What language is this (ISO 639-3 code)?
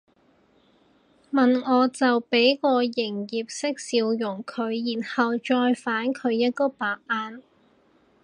yue